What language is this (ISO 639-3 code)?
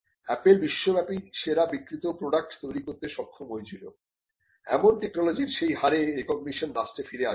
ben